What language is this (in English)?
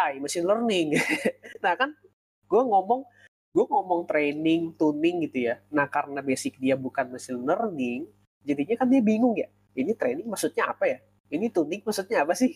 Indonesian